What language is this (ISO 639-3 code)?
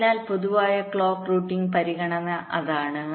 mal